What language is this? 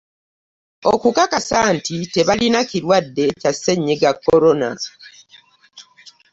Ganda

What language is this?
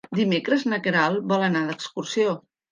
Catalan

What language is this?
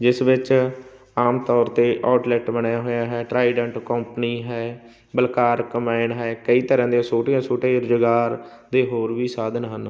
Punjabi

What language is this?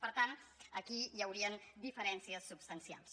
Catalan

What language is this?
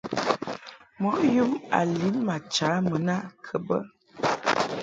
Mungaka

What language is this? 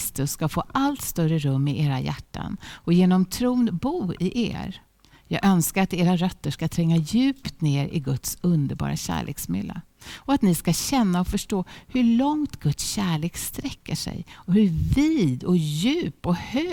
Swedish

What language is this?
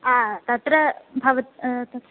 Sanskrit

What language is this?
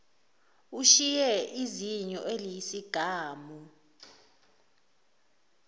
Zulu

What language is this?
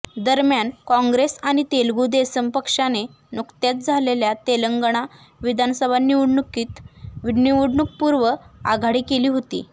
Marathi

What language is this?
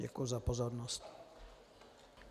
Czech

